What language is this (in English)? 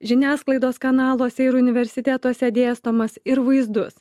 Lithuanian